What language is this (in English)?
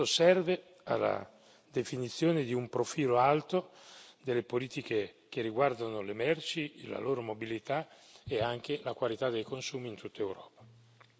Italian